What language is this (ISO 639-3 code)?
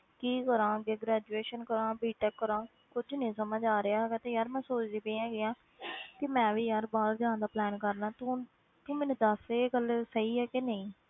pan